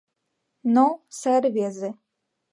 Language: Mari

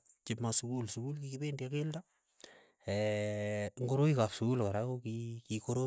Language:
Keiyo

